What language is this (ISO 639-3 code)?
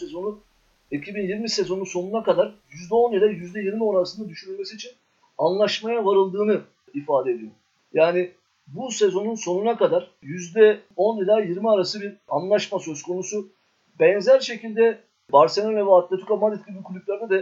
tur